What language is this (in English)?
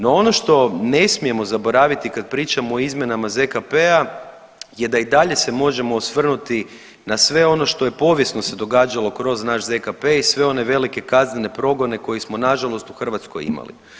Croatian